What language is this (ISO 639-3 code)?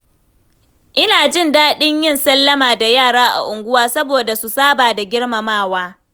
hau